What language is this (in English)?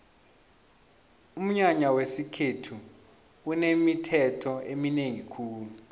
South Ndebele